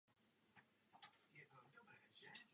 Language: Czech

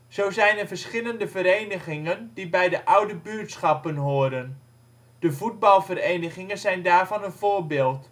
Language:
Dutch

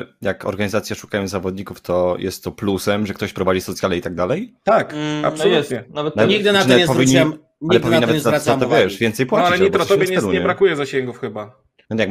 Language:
Polish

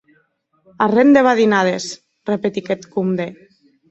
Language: Occitan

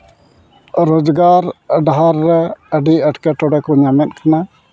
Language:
Santali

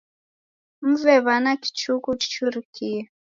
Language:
Taita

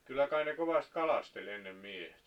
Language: Finnish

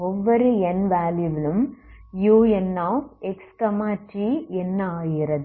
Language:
Tamil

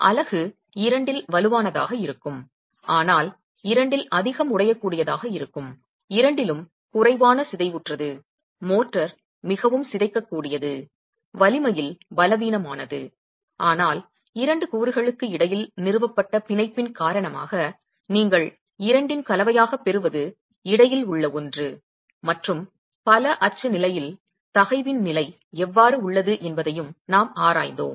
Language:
Tamil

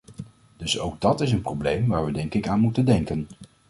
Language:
Dutch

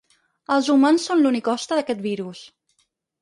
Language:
Catalan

